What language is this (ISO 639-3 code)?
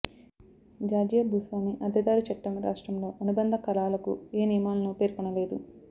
tel